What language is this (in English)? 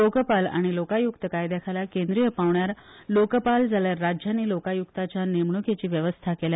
Konkani